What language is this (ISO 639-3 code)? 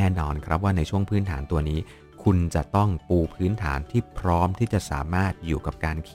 tha